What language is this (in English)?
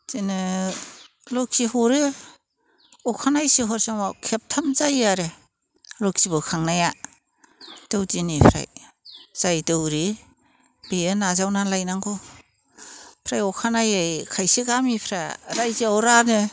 Bodo